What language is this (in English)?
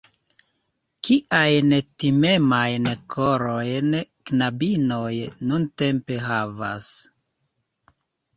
Esperanto